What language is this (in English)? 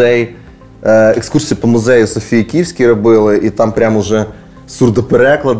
Ukrainian